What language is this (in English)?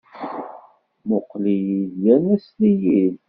Kabyle